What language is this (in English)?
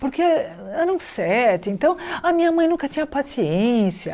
Portuguese